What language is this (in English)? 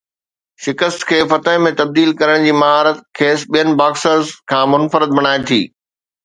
Sindhi